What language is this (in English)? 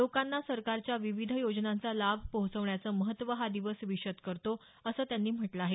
Marathi